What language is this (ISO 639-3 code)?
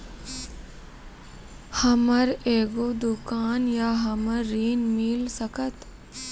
mai